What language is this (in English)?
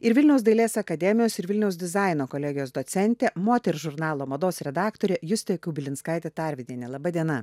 Lithuanian